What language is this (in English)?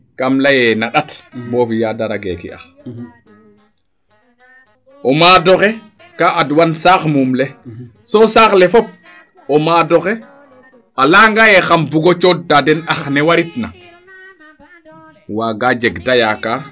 Serer